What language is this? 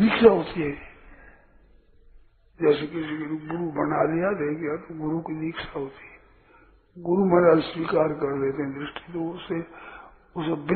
Hindi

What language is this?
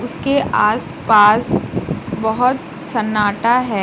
Hindi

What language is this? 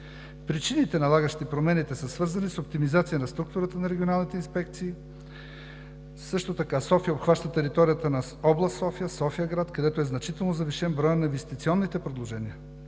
Bulgarian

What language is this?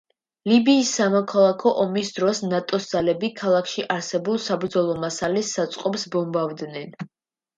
Georgian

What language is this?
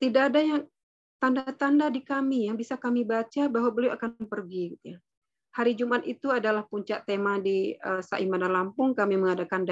Indonesian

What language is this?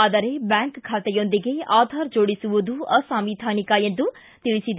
Kannada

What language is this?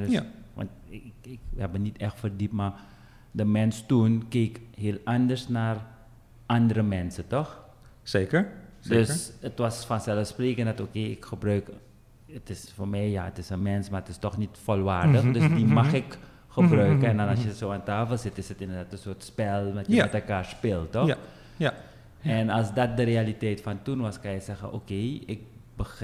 Dutch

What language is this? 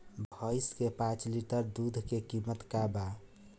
Bhojpuri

